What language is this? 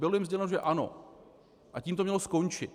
Czech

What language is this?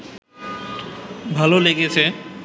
Bangla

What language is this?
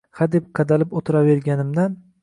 Uzbek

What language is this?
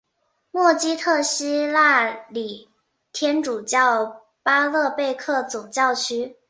Chinese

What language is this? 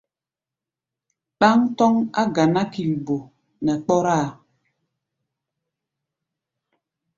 Gbaya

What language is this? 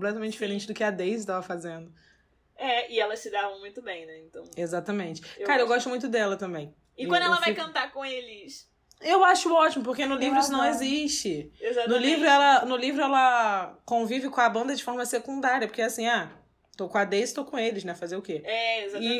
Portuguese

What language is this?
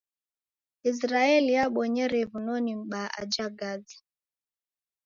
Taita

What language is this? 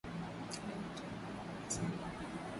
Swahili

